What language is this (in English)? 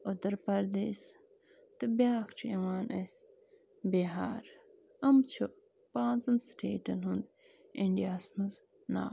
Kashmiri